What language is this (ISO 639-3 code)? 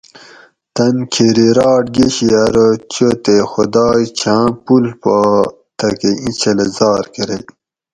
gwc